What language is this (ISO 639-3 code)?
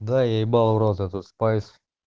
rus